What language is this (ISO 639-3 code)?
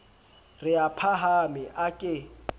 sot